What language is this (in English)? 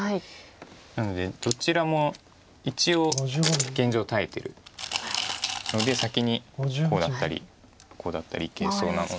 Japanese